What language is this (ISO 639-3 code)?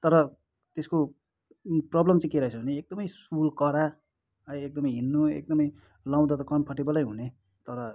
nep